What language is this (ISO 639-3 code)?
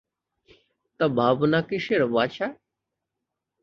ben